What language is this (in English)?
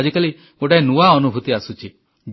Odia